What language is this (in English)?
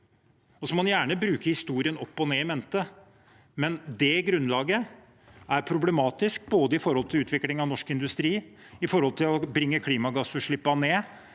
Norwegian